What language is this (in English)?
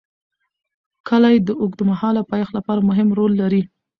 Pashto